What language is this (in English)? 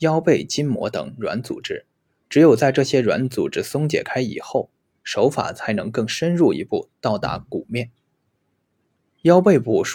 Chinese